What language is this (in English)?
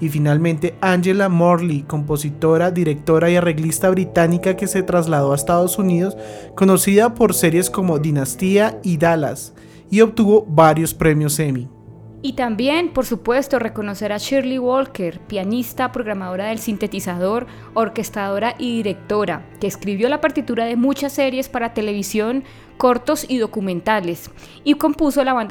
Spanish